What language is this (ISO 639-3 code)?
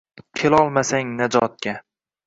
uzb